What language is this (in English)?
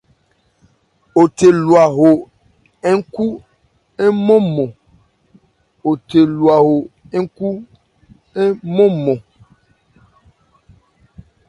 Ebrié